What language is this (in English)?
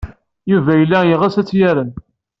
Kabyle